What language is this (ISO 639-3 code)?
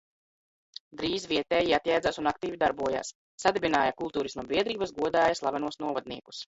lav